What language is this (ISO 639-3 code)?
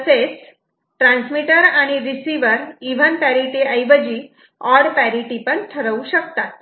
mar